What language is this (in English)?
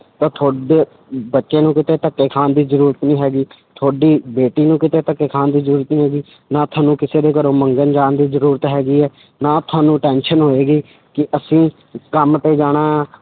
Punjabi